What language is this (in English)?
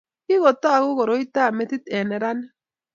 Kalenjin